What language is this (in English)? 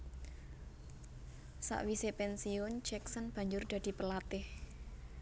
Javanese